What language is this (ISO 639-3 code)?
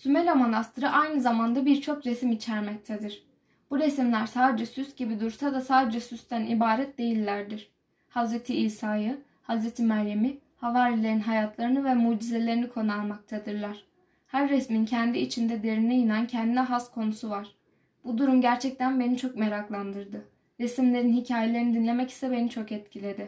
tur